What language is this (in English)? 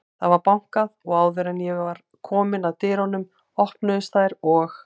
Icelandic